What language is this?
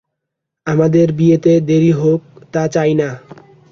Bangla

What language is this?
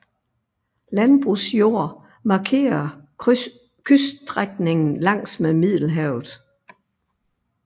Danish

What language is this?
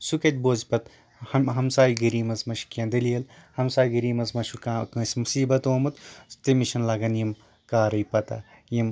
Kashmiri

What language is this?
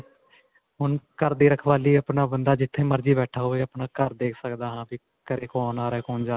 Punjabi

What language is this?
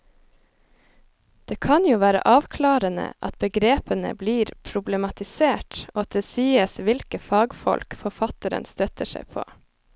Norwegian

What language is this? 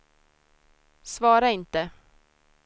Swedish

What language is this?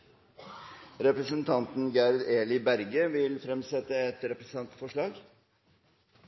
Norwegian Nynorsk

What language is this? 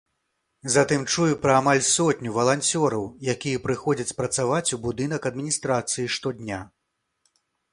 Belarusian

